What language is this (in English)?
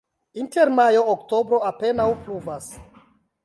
Esperanto